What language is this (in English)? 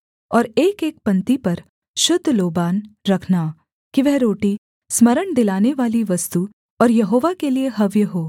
Hindi